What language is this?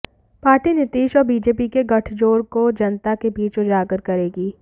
Hindi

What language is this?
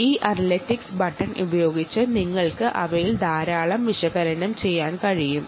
Malayalam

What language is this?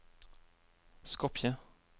Norwegian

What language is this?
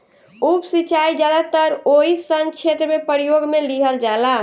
Bhojpuri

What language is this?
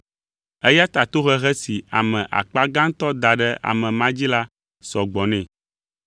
Ewe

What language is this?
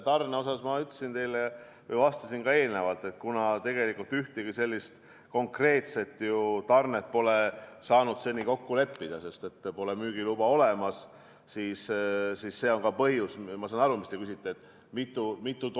Estonian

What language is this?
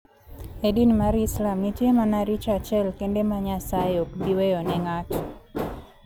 Luo (Kenya and Tanzania)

